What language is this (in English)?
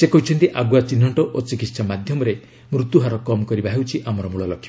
Odia